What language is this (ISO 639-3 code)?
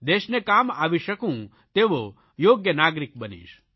guj